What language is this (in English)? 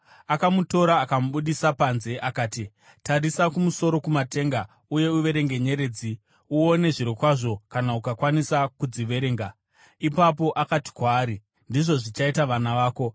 Shona